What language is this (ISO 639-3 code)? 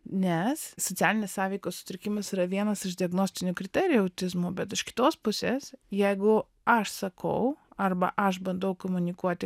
lit